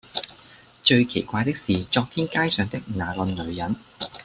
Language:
Cantonese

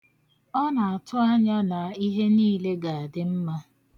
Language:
Igbo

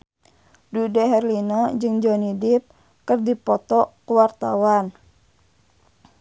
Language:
Sundanese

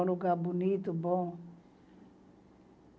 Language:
Portuguese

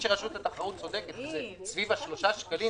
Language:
Hebrew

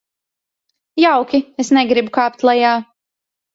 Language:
Latvian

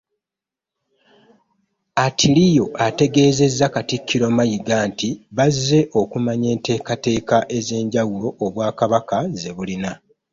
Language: Ganda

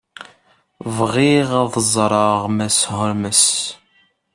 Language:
Kabyle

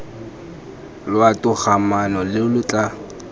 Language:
Tswana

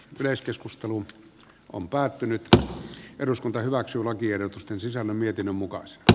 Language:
Finnish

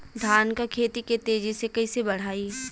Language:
Bhojpuri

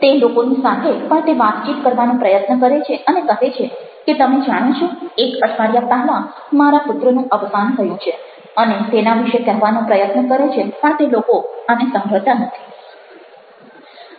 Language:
Gujarati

